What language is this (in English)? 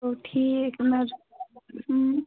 Kashmiri